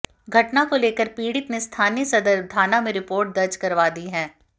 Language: Hindi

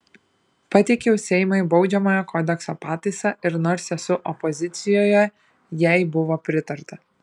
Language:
Lithuanian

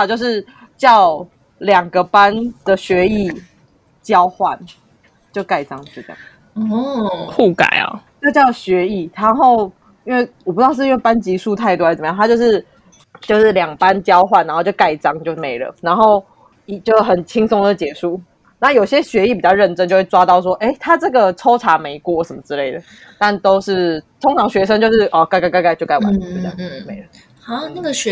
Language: Chinese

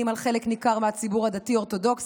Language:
Hebrew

